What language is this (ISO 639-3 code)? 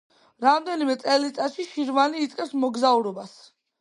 kat